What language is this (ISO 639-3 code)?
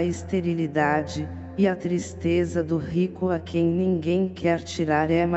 por